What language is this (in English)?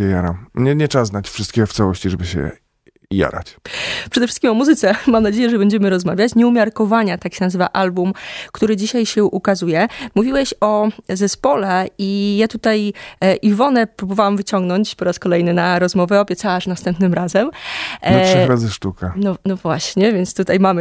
Polish